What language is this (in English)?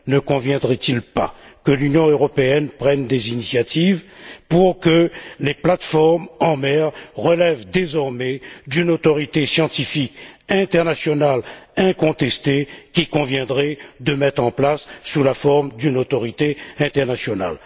French